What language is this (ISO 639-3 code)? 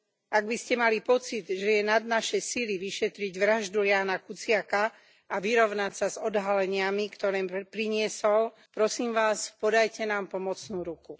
slk